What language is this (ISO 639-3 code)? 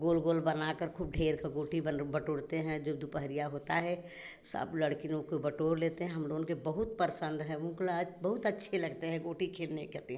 hin